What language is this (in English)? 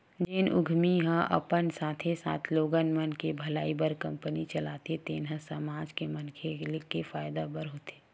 Chhattisgarhi